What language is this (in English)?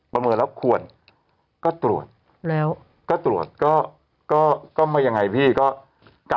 Thai